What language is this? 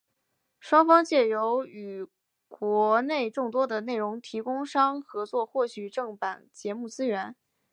Chinese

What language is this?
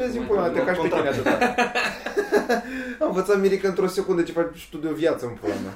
Romanian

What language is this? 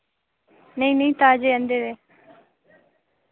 Dogri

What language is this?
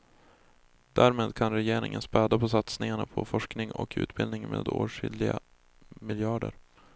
Swedish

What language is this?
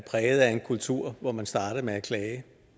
Danish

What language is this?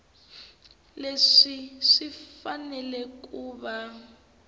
Tsonga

